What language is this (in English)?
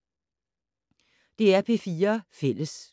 Danish